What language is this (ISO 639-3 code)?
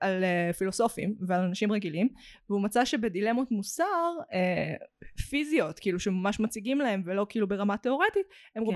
heb